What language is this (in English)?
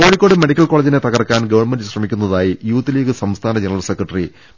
Malayalam